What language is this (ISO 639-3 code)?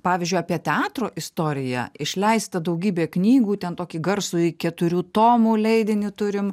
lit